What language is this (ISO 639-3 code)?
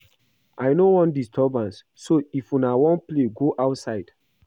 pcm